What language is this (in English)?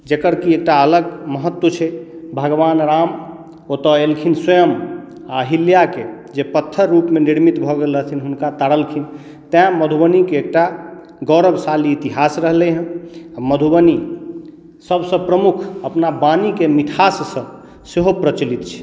Maithili